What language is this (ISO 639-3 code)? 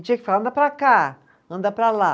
por